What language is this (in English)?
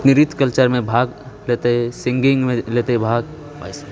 Maithili